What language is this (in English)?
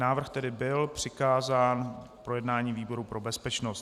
Czech